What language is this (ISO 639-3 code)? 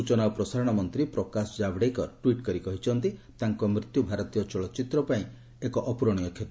ori